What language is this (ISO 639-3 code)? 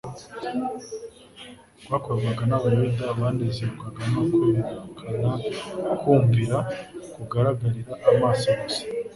kin